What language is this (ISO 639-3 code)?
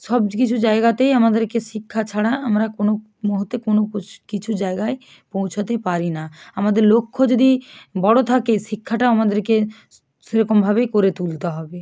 ben